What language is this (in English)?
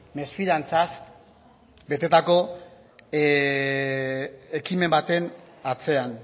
Basque